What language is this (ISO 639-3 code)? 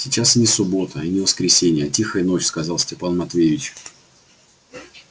rus